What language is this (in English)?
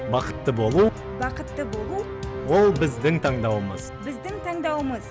Kazakh